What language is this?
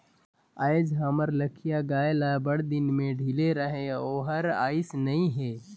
Chhattisgarhi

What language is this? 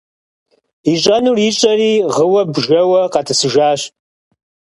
Kabardian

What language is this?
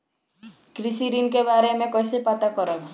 Bhojpuri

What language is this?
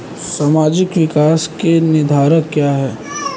Hindi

